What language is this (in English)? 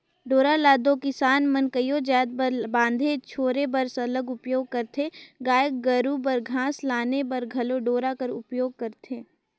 Chhattisgarhi